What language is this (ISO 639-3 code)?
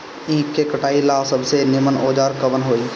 bho